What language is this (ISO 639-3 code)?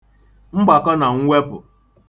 ibo